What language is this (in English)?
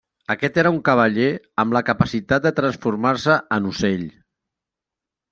Catalan